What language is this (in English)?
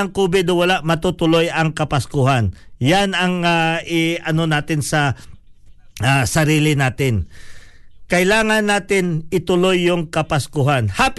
Filipino